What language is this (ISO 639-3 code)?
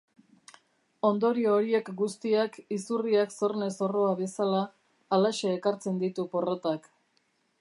eus